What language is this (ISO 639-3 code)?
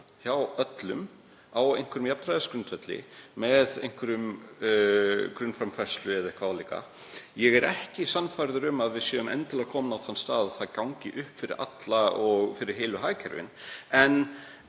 isl